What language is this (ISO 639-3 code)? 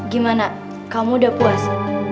ind